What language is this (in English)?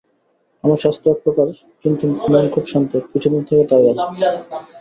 Bangla